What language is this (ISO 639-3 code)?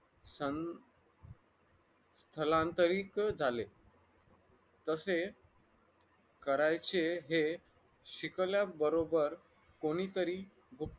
mar